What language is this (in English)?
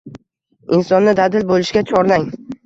Uzbek